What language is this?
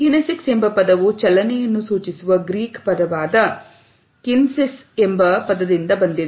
Kannada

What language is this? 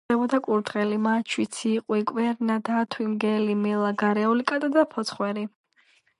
Georgian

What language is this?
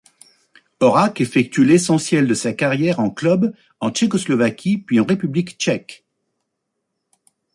French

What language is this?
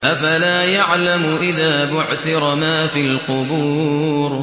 Arabic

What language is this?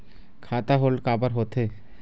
Chhattisgarhi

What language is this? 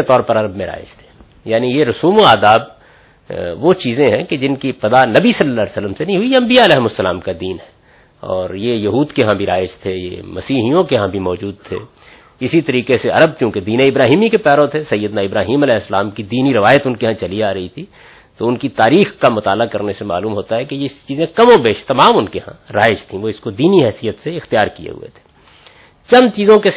Urdu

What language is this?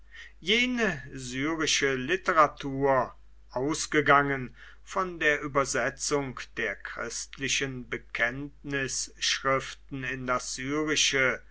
German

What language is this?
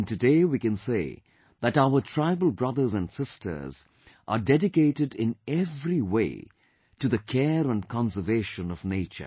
English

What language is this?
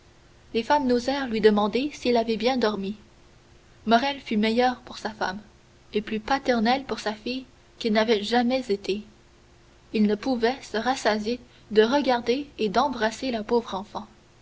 French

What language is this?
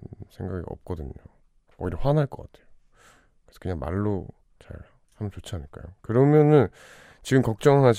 Korean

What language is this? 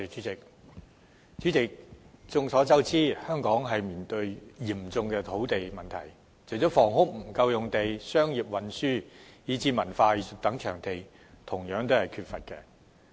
Cantonese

